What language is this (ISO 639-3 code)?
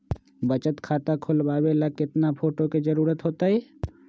mag